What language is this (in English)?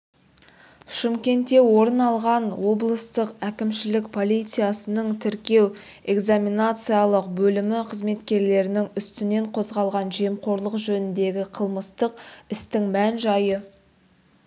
Kazakh